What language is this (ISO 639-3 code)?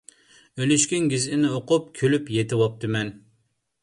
uig